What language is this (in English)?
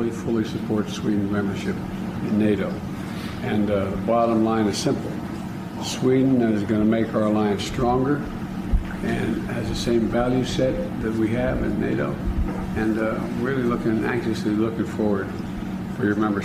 Swedish